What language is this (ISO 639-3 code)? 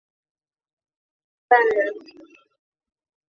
zho